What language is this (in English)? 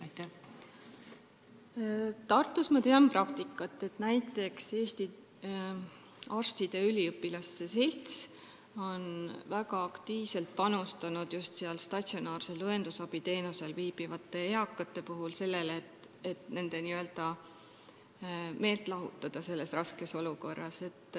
Estonian